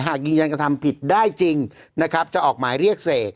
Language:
Thai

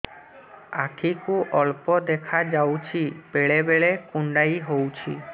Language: Odia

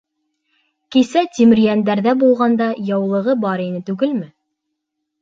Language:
Bashkir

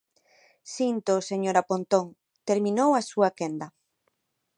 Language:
Galician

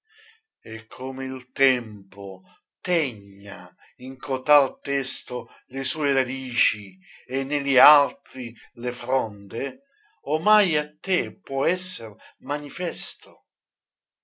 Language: Italian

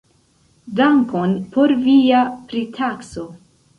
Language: Esperanto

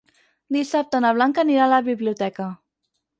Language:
Catalan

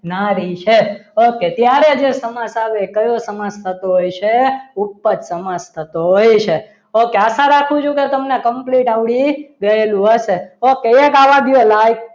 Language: Gujarati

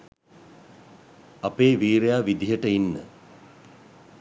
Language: Sinhala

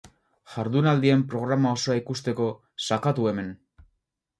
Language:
Basque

